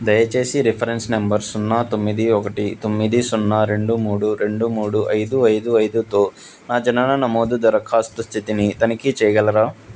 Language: Telugu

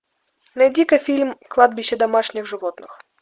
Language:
Russian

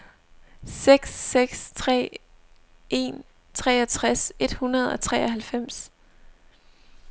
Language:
Danish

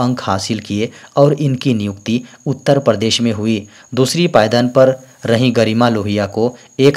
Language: Hindi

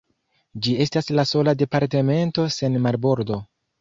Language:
Esperanto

